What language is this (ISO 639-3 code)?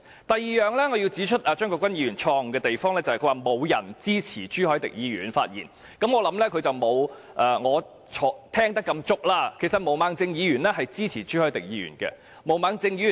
yue